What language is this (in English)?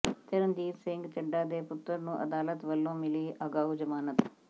Punjabi